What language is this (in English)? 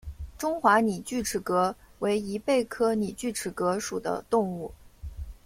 Chinese